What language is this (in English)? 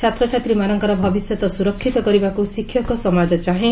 Odia